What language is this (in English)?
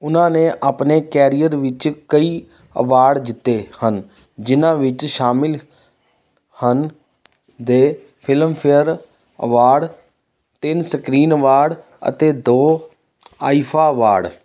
Punjabi